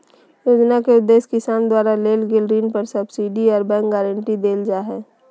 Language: Magahi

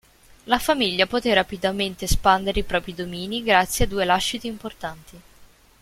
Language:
Italian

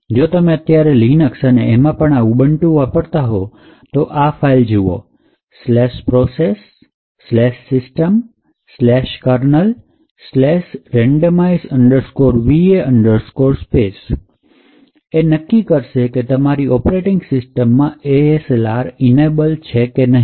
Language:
Gujarati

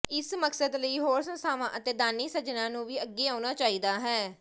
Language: Punjabi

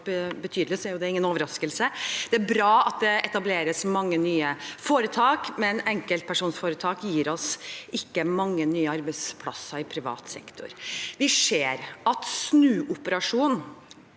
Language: Norwegian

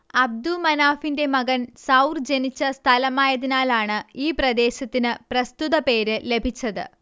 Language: Malayalam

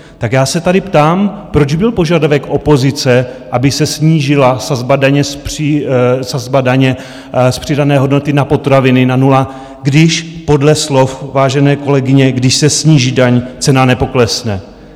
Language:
Czech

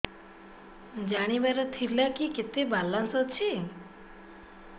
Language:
Odia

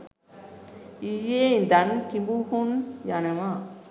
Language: Sinhala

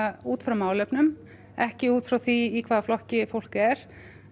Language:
Icelandic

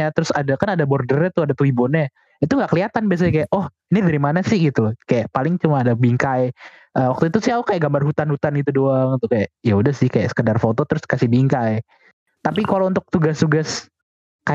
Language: Indonesian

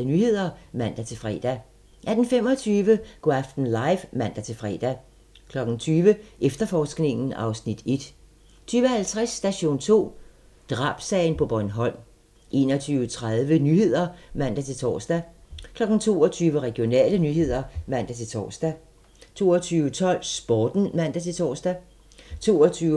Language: Danish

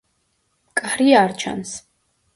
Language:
Georgian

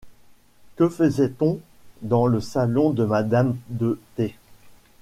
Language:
French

